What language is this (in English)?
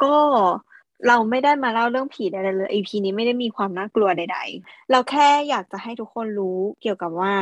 Thai